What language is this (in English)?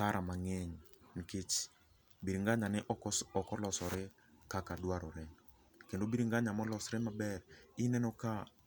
Luo (Kenya and Tanzania)